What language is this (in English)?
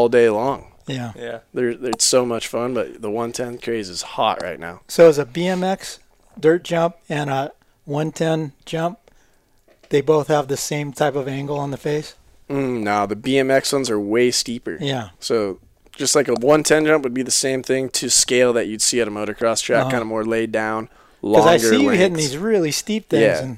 English